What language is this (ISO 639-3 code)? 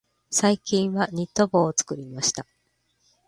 jpn